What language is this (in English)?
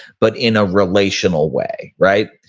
English